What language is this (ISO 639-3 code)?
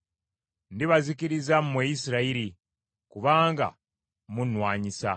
lug